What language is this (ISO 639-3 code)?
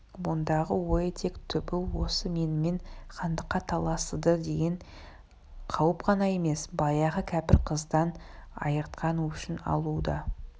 kaz